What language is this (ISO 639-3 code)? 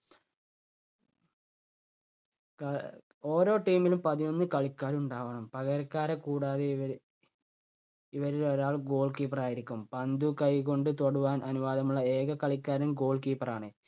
mal